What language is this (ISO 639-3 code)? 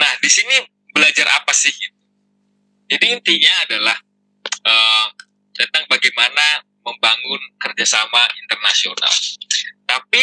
ind